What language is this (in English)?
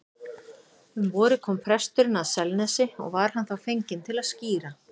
Icelandic